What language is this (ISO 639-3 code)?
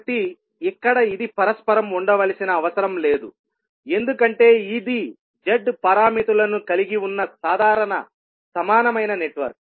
tel